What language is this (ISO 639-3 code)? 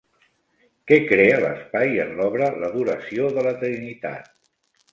cat